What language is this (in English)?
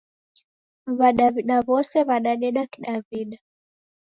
Taita